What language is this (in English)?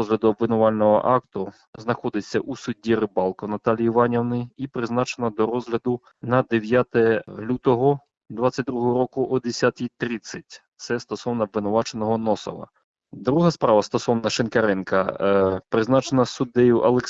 Ukrainian